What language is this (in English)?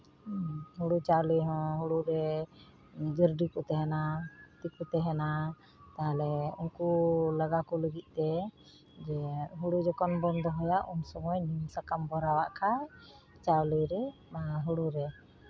Santali